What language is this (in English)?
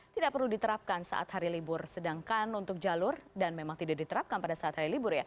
Indonesian